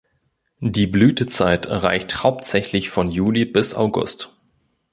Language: German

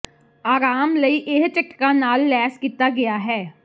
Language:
Punjabi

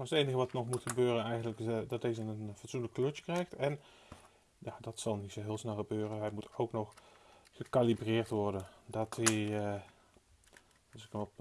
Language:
Dutch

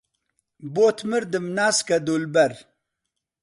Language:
Central Kurdish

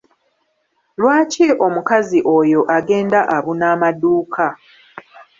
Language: Ganda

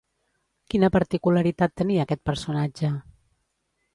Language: Catalan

